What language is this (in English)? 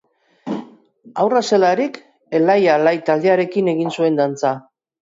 Basque